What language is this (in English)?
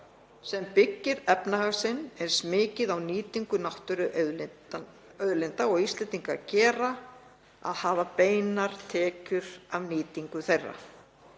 Icelandic